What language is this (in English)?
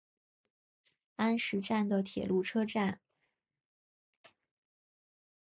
Chinese